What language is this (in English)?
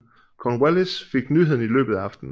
Danish